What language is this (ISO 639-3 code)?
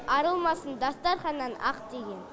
kaz